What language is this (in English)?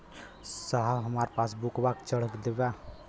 Bhojpuri